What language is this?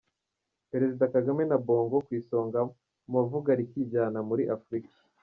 Kinyarwanda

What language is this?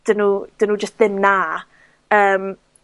Welsh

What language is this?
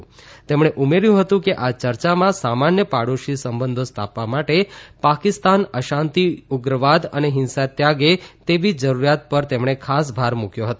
Gujarati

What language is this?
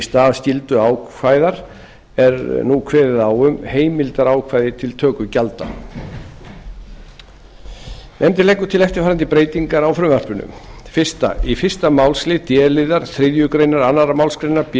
Icelandic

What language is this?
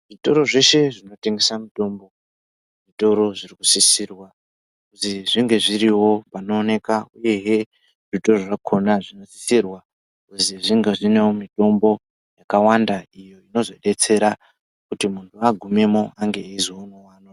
Ndau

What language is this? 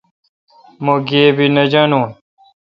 Kalkoti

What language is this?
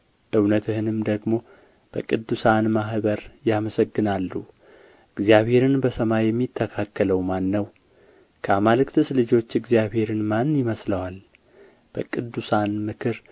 Amharic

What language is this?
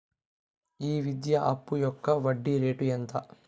Telugu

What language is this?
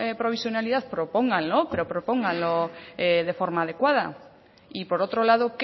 Spanish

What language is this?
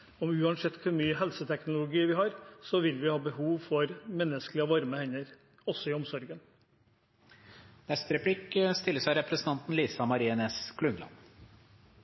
Norwegian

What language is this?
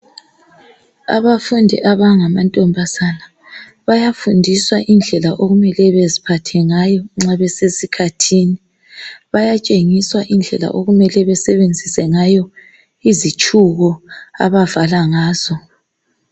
North Ndebele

